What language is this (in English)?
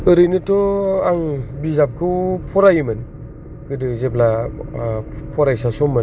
Bodo